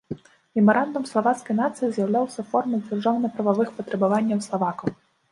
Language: Belarusian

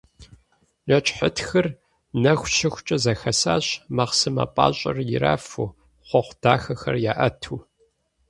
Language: Kabardian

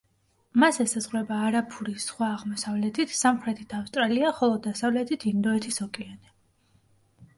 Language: Georgian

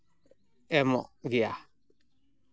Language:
Santali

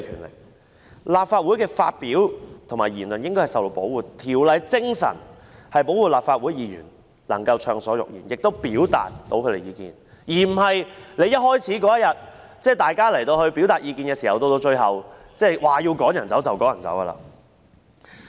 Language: Cantonese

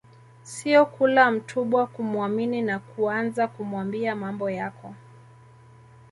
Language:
Swahili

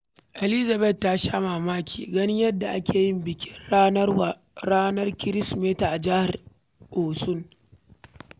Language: Hausa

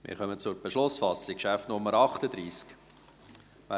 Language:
Swiss German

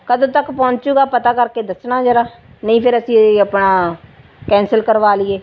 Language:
Punjabi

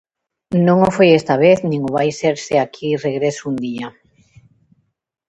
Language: Galician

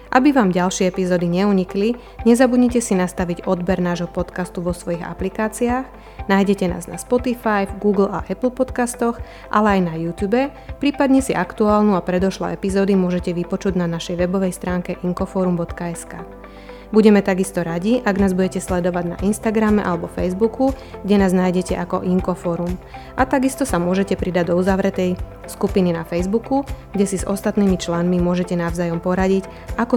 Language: Slovak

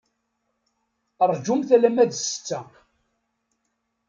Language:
Kabyle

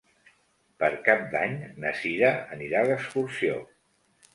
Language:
Catalan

